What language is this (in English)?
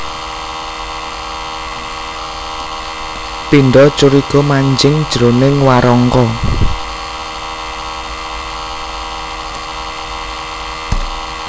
Javanese